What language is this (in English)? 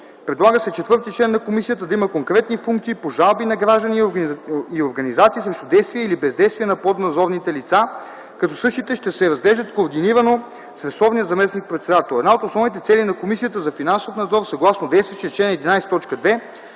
Bulgarian